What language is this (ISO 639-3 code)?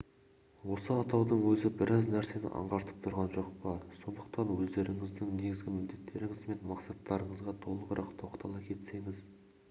kaz